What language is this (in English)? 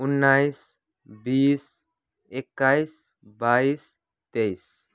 Nepali